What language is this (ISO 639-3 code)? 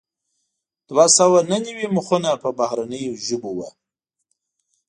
pus